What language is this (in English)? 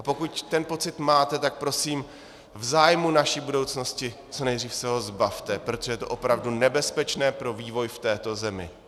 Czech